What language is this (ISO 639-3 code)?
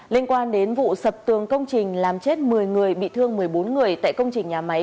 vie